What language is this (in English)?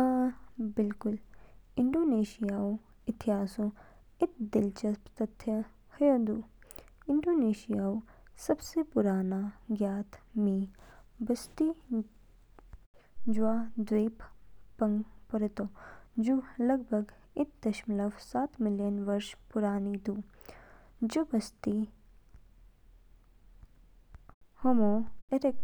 Kinnauri